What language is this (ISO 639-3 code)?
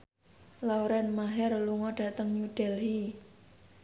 jav